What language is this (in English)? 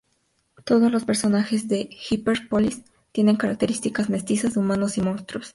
Spanish